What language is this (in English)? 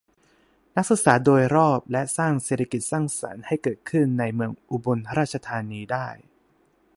Thai